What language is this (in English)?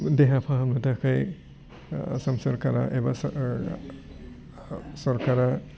Bodo